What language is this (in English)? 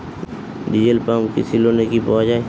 Bangla